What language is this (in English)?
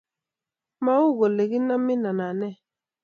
Kalenjin